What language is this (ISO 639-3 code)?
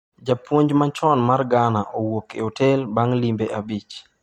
luo